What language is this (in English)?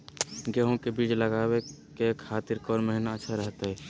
Magahi